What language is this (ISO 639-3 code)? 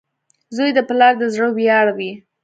pus